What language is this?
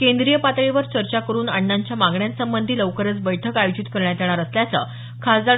Marathi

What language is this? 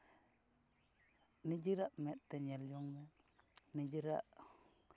Santali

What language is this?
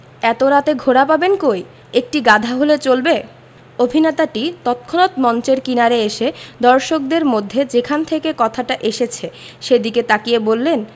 Bangla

